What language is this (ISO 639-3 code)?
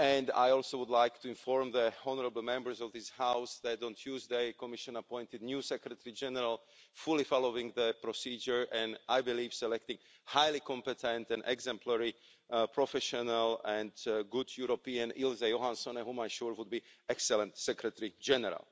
eng